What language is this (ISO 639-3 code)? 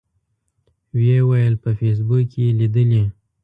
pus